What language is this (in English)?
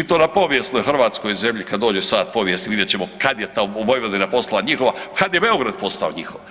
Croatian